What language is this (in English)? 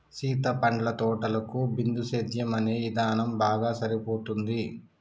Telugu